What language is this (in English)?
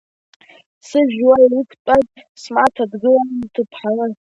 Abkhazian